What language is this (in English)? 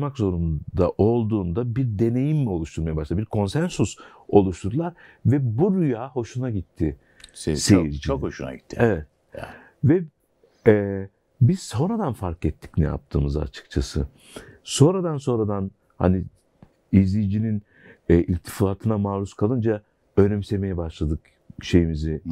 Turkish